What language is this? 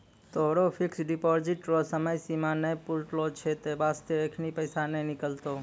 Maithili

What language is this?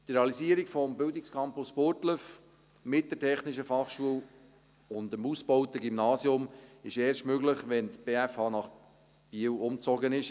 Swiss German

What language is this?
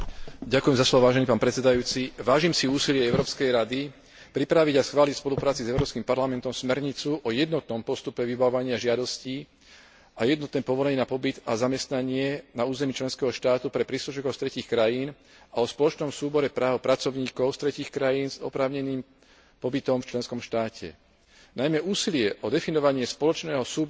Slovak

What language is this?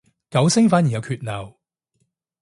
Cantonese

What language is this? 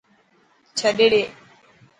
Dhatki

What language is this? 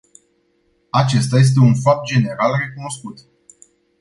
Romanian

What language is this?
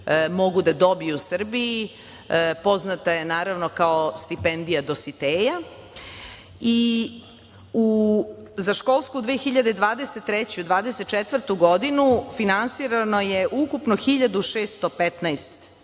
Serbian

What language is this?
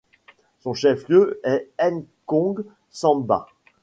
French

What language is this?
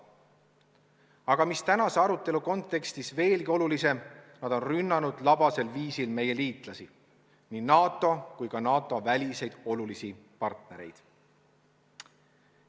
Estonian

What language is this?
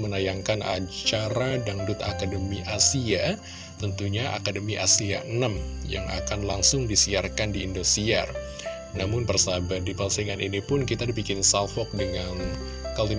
Indonesian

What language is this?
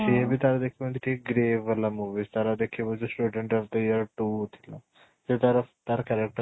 Odia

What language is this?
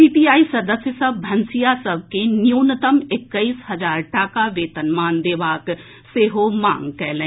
Maithili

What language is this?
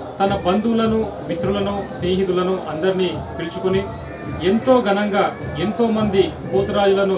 Telugu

